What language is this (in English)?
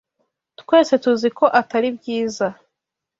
Kinyarwanda